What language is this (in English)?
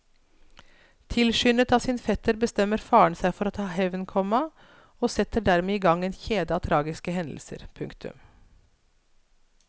Norwegian